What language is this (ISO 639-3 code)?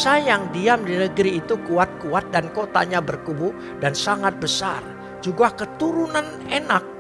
ind